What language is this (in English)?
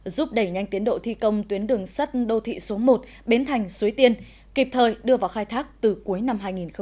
Vietnamese